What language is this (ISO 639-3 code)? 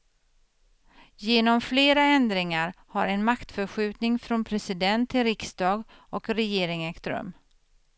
swe